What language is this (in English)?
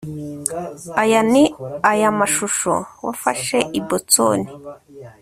Kinyarwanda